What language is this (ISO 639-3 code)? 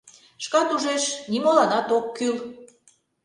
chm